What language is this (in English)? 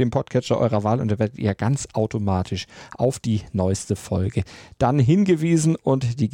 German